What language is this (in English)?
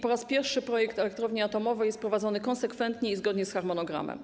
Polish